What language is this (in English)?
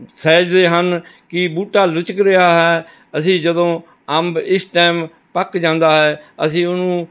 Punjabi